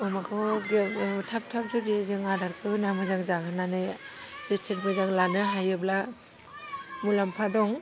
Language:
Bodo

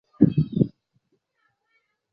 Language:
Chinese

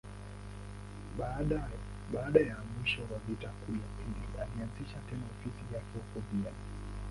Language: Swahili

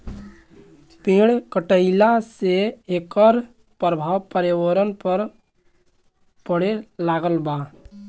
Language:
Bhojpuri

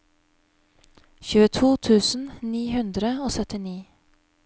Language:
Norwegian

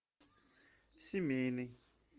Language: Russian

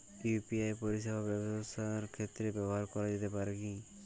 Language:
Bangla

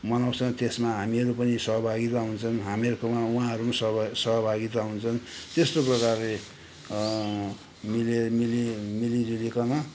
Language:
Nepali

